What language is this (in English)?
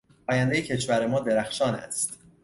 Persian